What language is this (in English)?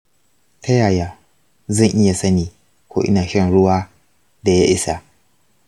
Hausa